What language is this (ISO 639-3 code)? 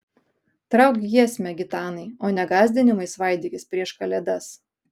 lit